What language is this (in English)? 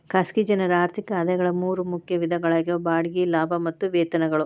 Kannada